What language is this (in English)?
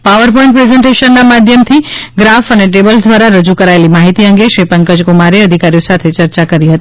Gujarati